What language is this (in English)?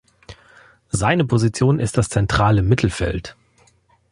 German